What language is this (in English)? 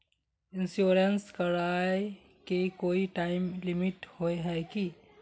Magahi